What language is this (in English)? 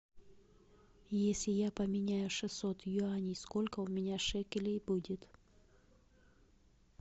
Russian